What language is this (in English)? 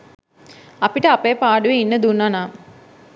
Sinhala